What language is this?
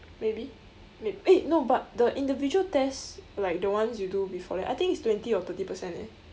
English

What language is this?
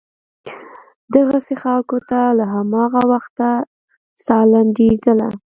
Pashto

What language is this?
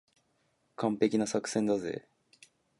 Japanese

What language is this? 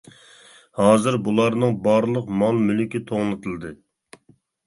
Uyghur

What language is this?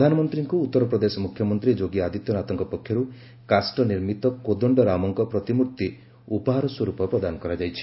Odia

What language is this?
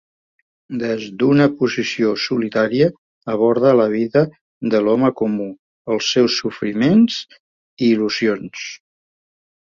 Catalan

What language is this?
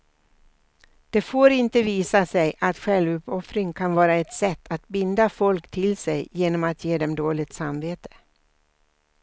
Swedish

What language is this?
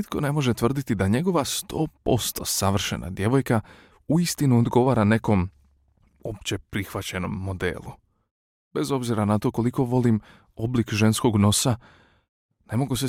Croatian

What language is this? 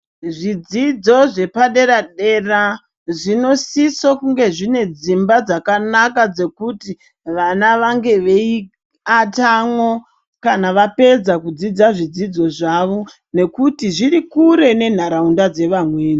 Ndau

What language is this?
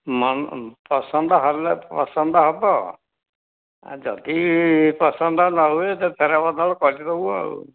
Odia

